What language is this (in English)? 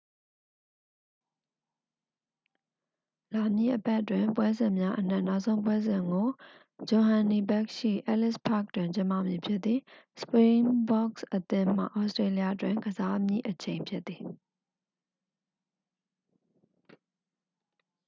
Burmese